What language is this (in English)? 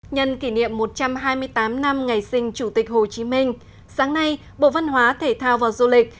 Vietnamese